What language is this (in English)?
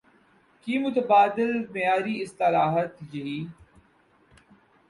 Urdu